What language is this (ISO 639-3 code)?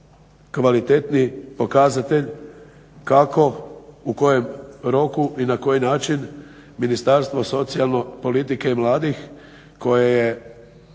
hrv